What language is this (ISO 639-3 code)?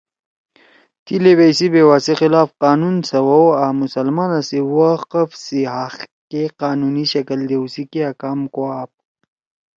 trw